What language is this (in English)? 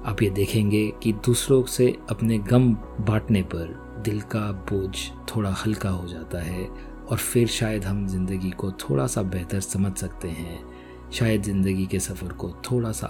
Hindi